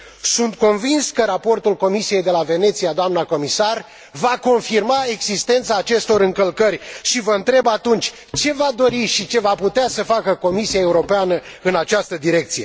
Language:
Romanian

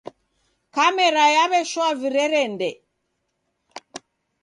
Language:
Taita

